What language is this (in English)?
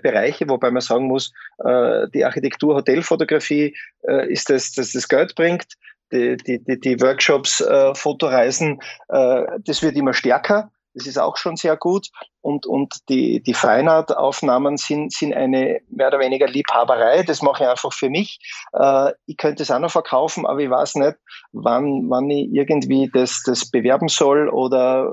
German